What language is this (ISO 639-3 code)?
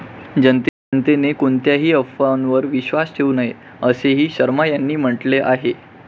mar